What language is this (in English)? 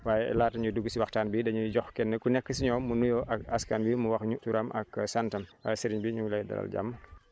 Wolof